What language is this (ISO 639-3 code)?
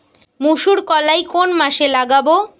ben